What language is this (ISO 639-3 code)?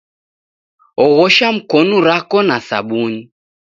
dav